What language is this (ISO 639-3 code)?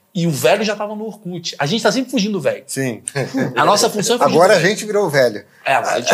por